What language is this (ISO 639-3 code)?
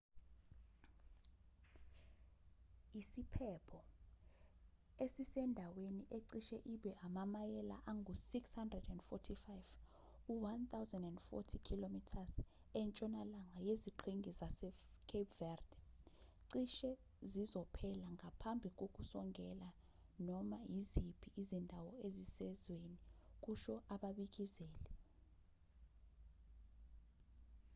zul